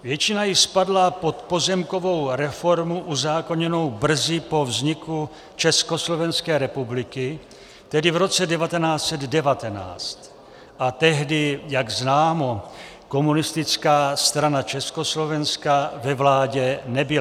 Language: Czech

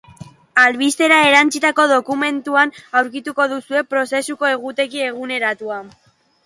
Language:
Basque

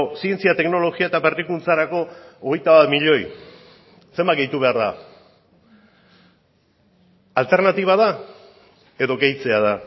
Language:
Basque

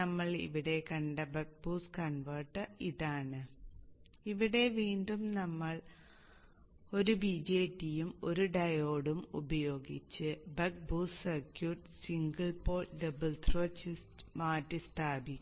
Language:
Malayalam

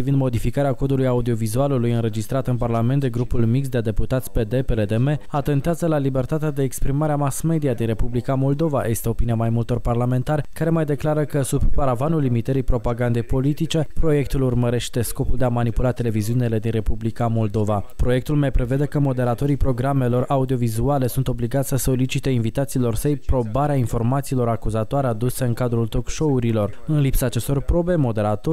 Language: Romanian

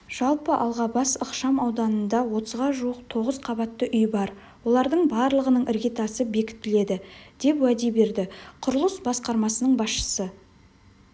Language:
Kazakh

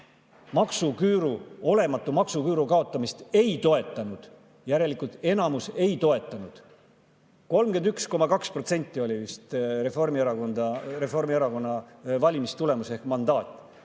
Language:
Estonian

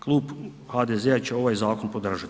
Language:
Croatian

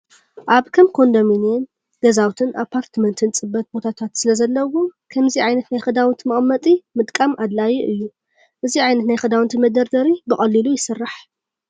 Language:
Tigrinya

